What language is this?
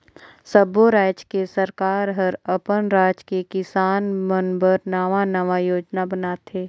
Chhattisgarhi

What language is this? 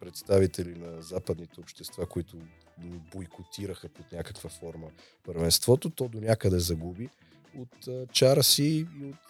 Bulgarian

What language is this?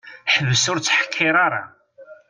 Kabyle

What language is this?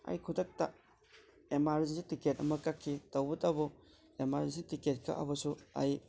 Manipuri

